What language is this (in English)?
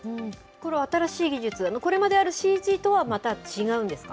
Japanese